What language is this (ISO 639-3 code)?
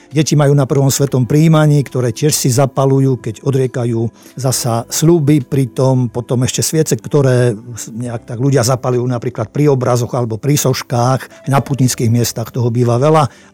slk